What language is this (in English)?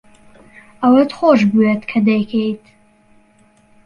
Central Kurdish